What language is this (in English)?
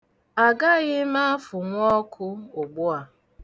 Igbo